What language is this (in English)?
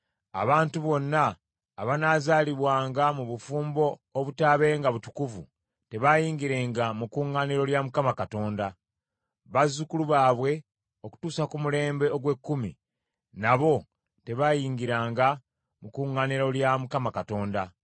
Ganda